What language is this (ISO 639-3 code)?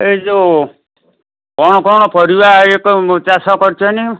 ori